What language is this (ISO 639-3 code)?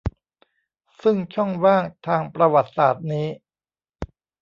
tha